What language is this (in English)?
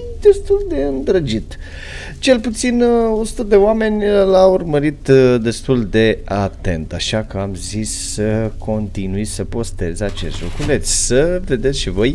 Romanian